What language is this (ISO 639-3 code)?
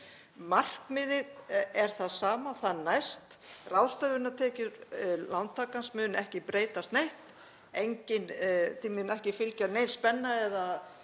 isl